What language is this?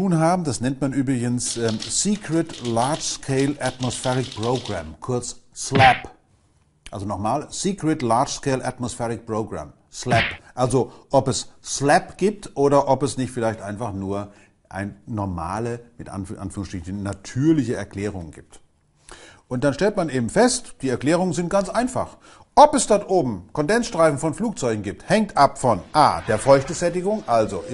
German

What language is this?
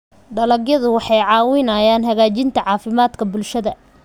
Somali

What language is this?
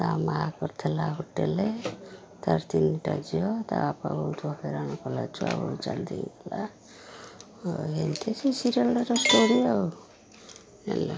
Odia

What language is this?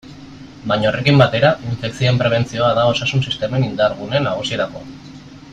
Basque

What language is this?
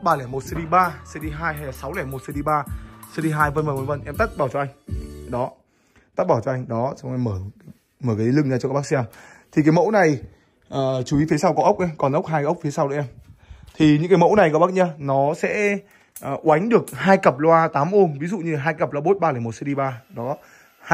Vietnamese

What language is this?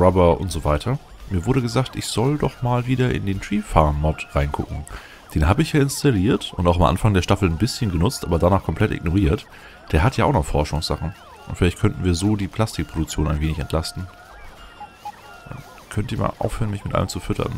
German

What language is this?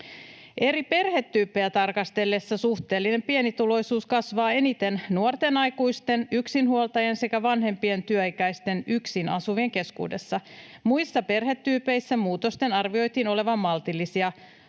Finnish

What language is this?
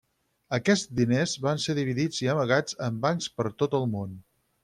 Catalan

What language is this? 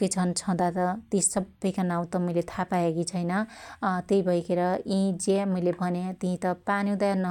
Dotyali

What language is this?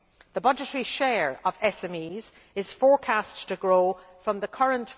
English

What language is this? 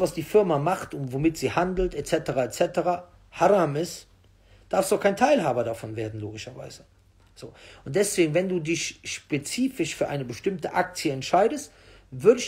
German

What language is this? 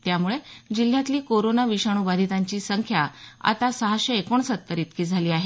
Marathi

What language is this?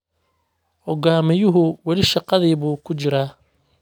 Somali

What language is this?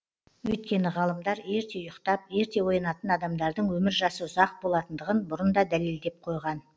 Kazakh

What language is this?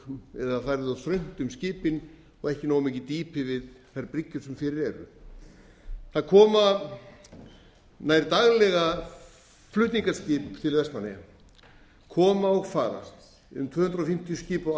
Icelandic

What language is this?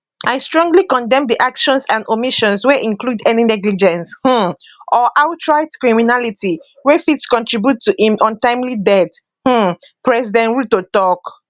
Nigerian Pidgin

